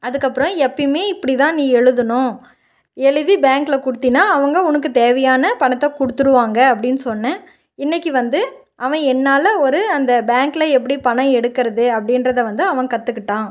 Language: Tamil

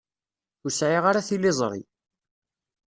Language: Kabyle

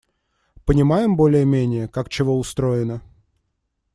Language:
Russian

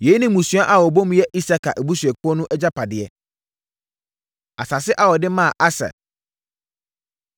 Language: Akan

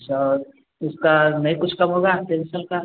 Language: Hindi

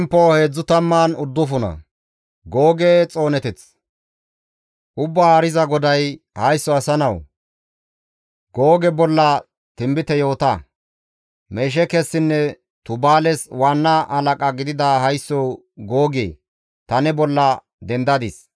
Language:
Gamo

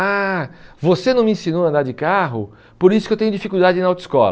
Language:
Portuguese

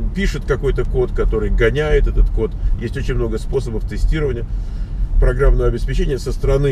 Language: Russian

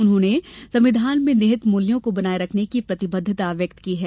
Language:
Hindi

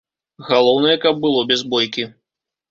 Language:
Belarusian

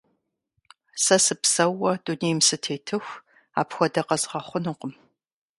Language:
Kabardian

